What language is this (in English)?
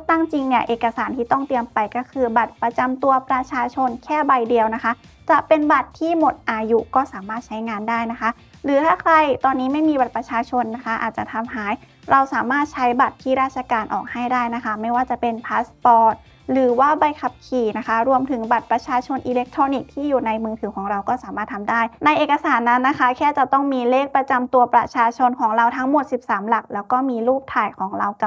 Thai